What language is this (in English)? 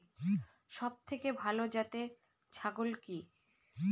Bangla